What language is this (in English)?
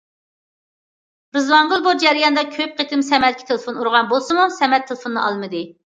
Uyghur